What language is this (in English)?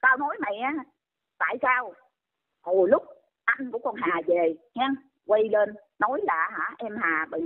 Vietnamese